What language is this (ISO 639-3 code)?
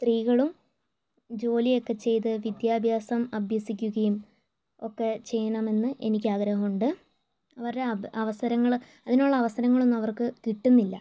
mal